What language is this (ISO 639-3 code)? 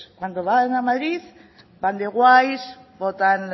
spa